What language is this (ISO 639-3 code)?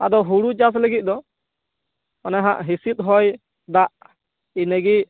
sat